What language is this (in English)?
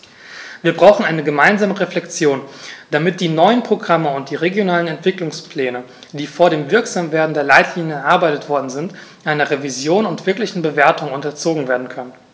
German